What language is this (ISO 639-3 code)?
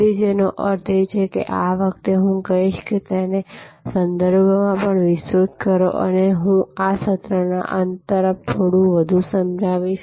guj